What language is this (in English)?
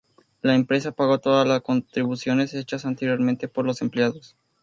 Spanish